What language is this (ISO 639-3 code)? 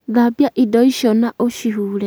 kik